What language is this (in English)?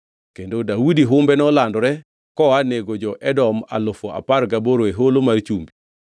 Luo (Kenya and Tanzania)